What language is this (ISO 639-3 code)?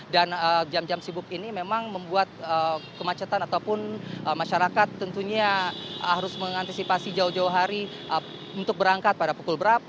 ind